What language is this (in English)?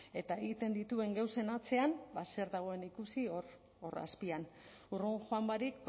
Basque